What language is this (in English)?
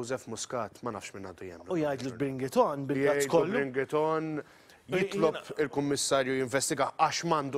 Arabic